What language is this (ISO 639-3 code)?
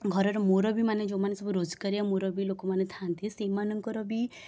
ori